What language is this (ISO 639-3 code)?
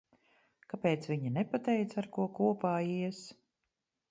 lav